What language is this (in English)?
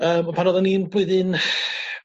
Welsh